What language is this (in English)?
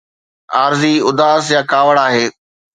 Sindhi